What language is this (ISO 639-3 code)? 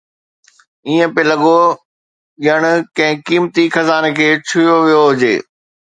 snd